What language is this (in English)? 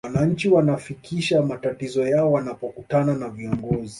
Swahili